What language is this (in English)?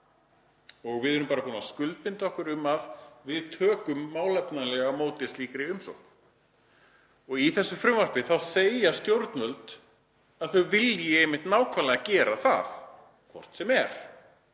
Icelandic